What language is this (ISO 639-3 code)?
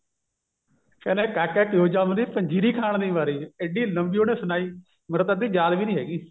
pan